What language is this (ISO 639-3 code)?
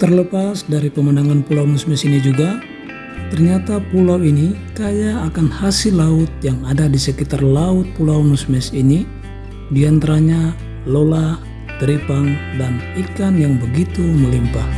ind